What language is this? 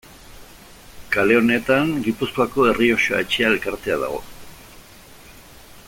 Basque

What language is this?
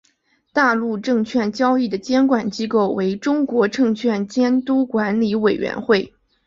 Chinese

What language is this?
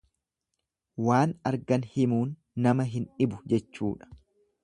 Oromo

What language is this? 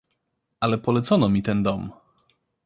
Polish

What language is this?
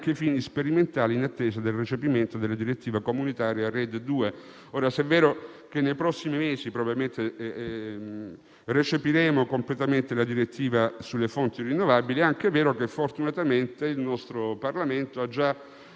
Italian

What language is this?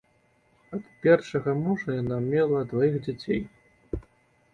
Belarusian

